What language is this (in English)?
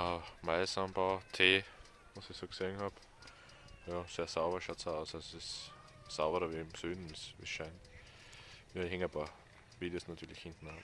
German